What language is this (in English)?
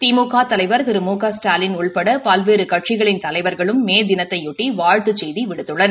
Tamil